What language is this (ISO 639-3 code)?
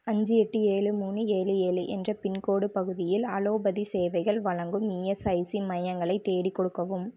tam